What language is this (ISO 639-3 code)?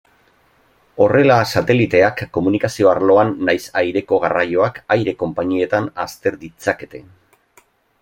eus